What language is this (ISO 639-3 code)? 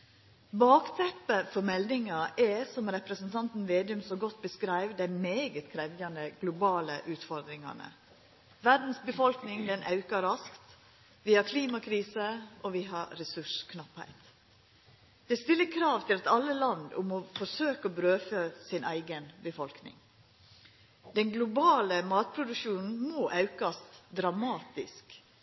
nno